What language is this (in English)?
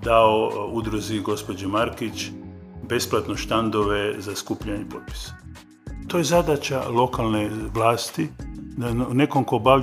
Croatian